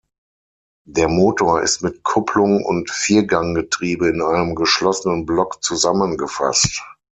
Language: German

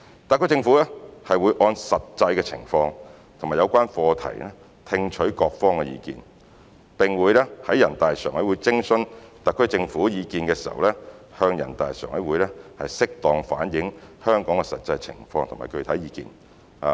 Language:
Cantonese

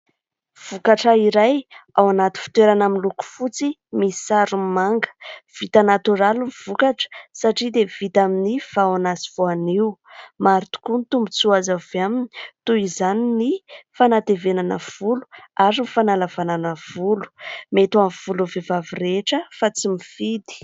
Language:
Malagasy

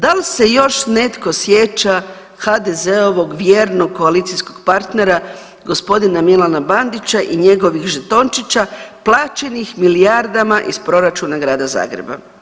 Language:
Croatian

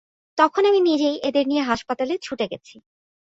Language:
Bangla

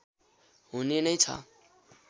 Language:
Nepali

